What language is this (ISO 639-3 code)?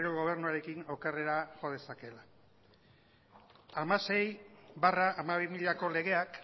eus